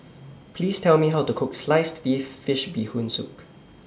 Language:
English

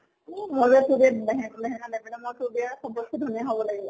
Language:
Assamese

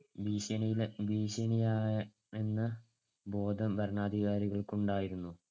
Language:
Malayalam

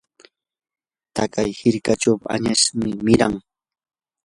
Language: Yanahuanca Pasco Quechua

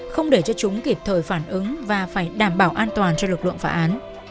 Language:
Vietnamese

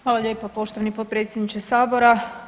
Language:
Croatian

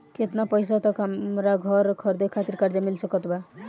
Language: Bhojpuri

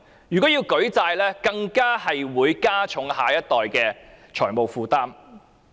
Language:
Cantonese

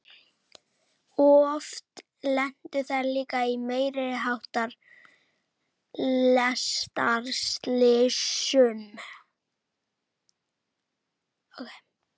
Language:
Icelandic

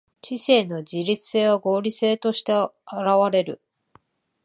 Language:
Japanese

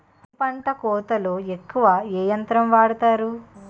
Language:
Telugu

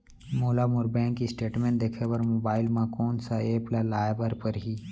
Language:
Chhattisgarhi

